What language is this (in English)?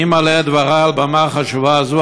Hebrew